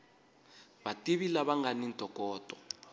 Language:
Tsonga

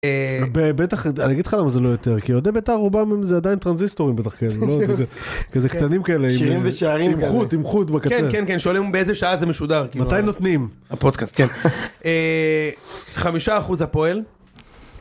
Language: Hebrew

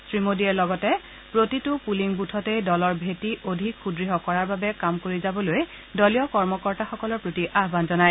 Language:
Assamese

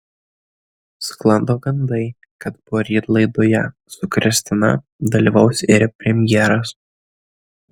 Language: Lithuanian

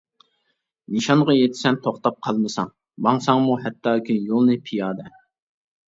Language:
Uyghur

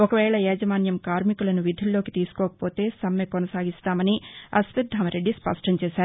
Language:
Telugu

